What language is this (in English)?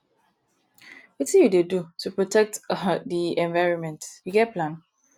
Nigerian Pidgin